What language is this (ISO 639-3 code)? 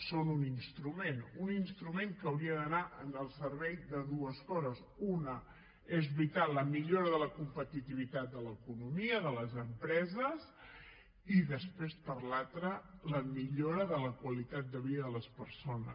cat